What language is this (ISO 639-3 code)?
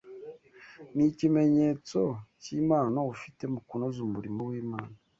kin